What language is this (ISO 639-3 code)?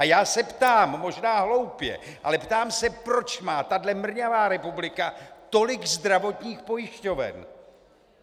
ces